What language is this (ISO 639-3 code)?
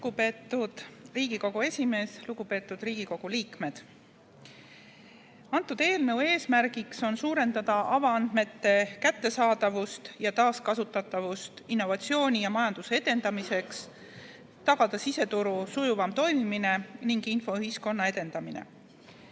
est